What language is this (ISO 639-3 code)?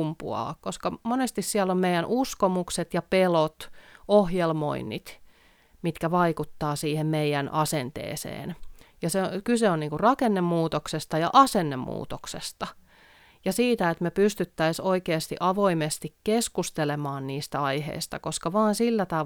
fin